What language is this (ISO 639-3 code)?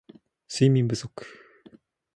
jpn